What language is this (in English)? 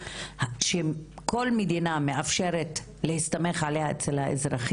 Hebrew